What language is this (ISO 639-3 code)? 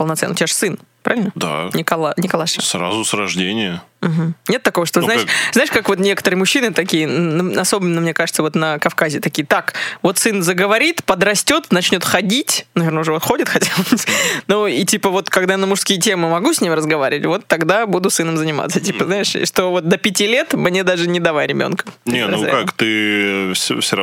rus